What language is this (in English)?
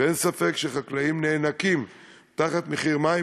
Hebrew